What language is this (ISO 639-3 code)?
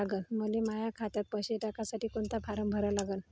mar